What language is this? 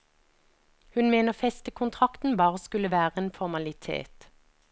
Norwegian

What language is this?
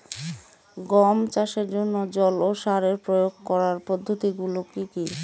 Bangla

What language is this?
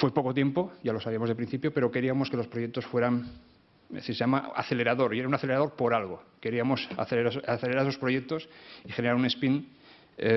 Spanish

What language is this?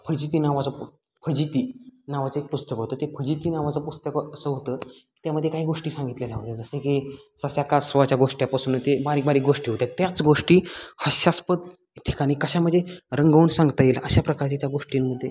Marathi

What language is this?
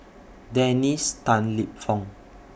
English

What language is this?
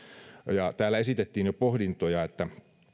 Finnish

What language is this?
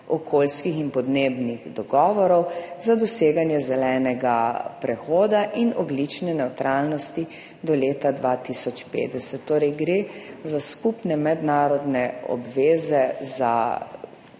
Slovenian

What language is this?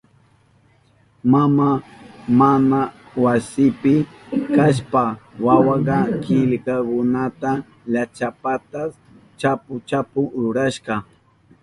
Southern Pastaza Quechua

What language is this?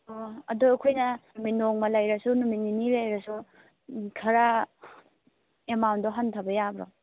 Manipuri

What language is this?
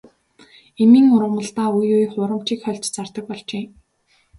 Mongolian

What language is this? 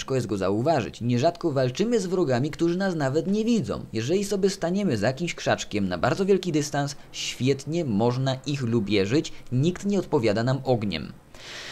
Polish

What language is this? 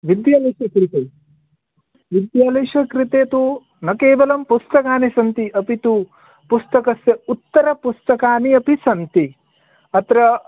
Sanskrit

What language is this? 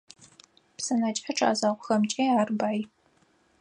Adyghe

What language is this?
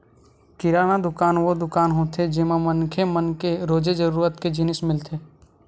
Chhattisgarhi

